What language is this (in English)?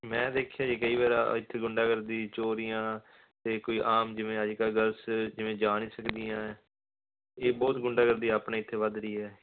Punjabi